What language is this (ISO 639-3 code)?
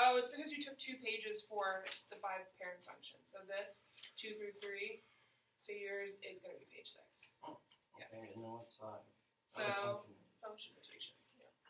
eng